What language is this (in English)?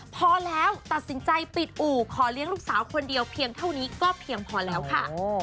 Thai